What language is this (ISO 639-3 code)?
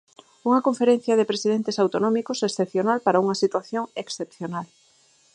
glg